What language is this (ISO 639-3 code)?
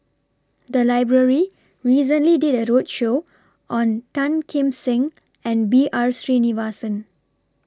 eng